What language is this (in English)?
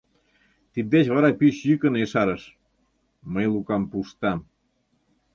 Mari